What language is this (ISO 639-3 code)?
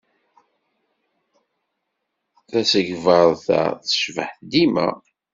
kab